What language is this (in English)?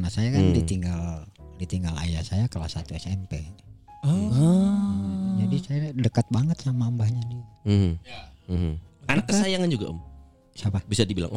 Indonesian